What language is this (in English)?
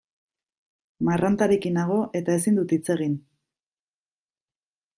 Basque